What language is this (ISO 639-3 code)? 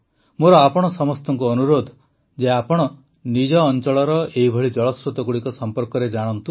ori